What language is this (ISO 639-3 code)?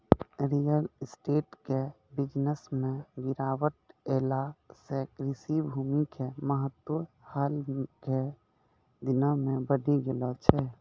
mai